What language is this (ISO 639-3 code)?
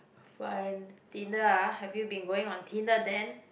eng